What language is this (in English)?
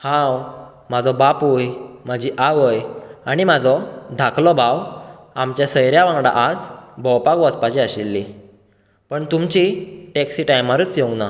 Konkani